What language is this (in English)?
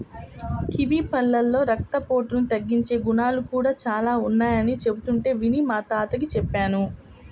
Telugu